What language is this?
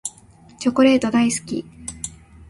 Japanese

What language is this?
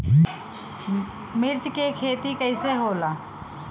Bhojpuri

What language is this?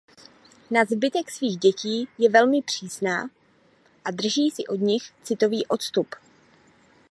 Czech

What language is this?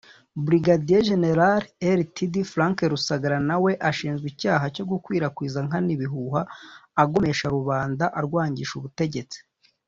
Kinyarwanda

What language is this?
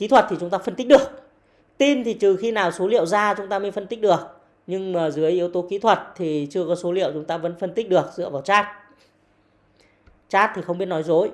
Vietnamese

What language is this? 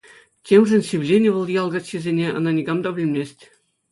Chuvash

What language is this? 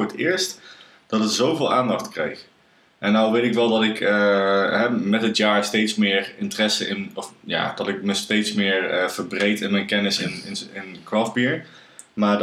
Dutch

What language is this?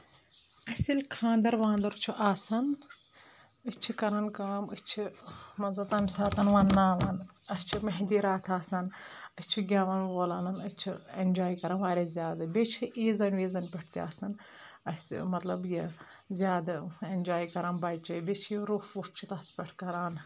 Kashmiri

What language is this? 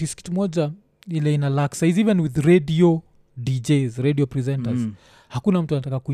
Swahili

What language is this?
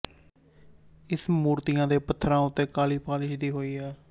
Punjabi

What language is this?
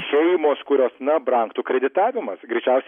Lithuanian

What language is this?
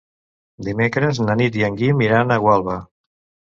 Catalan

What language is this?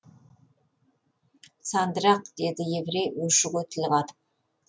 Kazakh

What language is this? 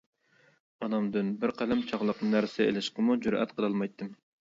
Uyghur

